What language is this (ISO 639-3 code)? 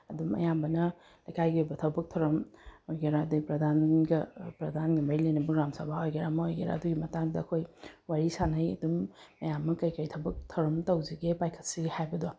mni